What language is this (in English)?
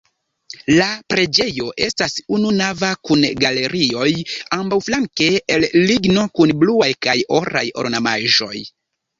Esperanto